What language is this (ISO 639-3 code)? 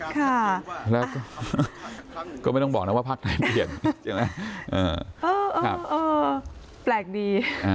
tha